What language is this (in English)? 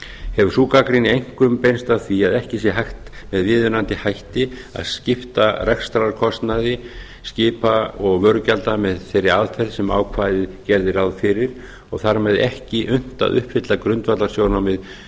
Icelandic